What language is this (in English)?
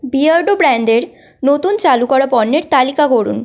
Bangla